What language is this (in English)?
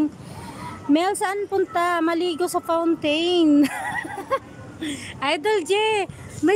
Filipino